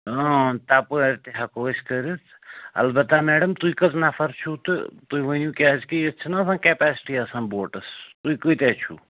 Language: Kashmiri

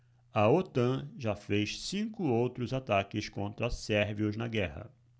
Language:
Portuguese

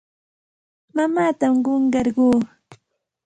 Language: Santa Ana de Tusi Pasco Quechua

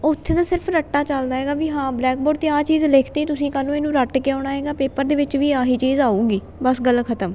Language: Punjabi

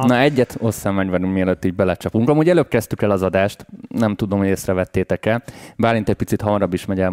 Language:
Hungarian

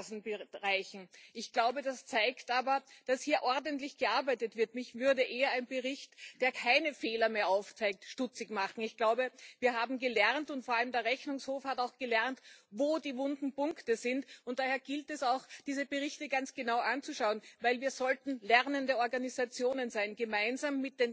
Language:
German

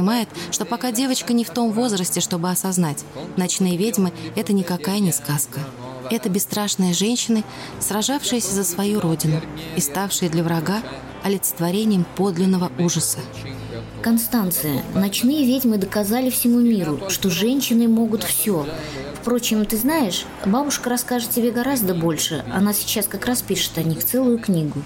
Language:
Russian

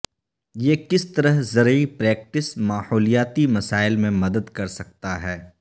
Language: Urdu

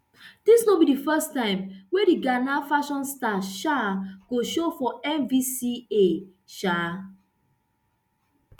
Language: Nigerian Pidgin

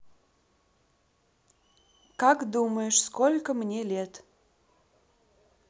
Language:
Russian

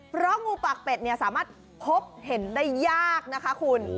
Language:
Thai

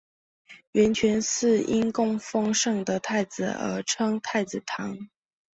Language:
Chinese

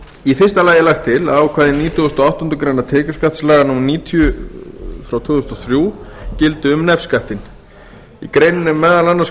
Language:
Icelandic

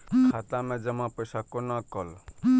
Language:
Maithili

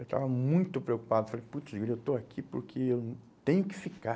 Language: Portuguese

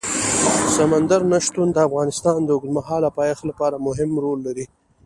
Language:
Pashto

